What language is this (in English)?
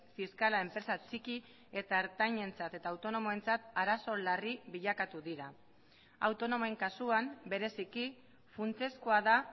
Basque